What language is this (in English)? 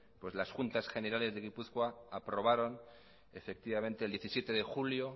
Spanish